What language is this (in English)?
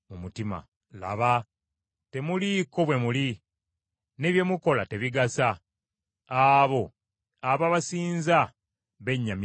Ganda